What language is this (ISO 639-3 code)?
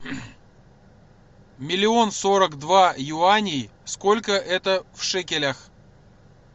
rus